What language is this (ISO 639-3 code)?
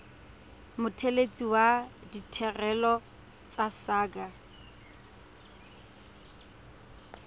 tsn